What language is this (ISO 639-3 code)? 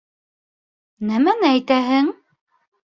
bak